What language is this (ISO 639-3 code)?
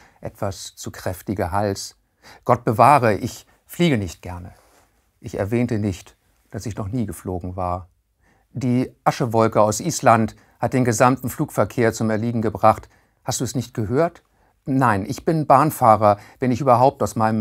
deu